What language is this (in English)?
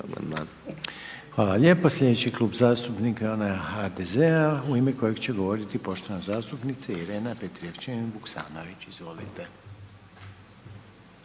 Croatian